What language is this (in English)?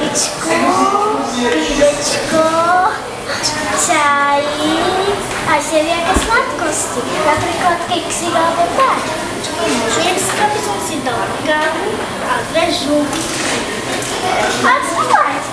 Ukrainian